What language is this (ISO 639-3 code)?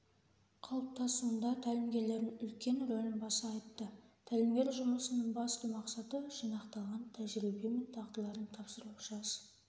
kaz